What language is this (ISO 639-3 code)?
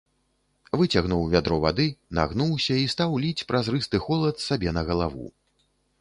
bel